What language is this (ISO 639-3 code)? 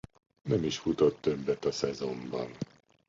hun